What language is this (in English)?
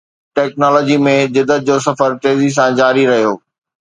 Sindhi